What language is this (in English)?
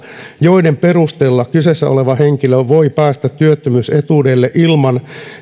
Finnish